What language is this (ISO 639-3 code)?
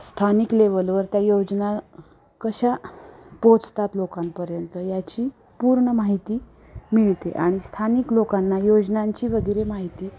mar